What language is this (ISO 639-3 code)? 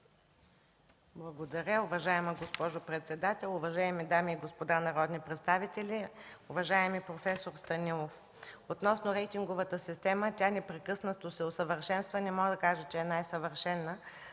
bul